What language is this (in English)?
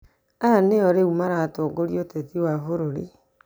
Kikuyu